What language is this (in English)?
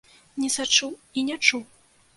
Belarusian